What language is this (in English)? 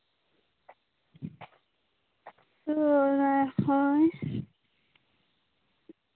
Santali